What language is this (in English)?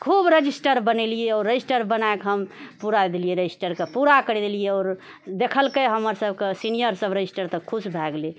Maithili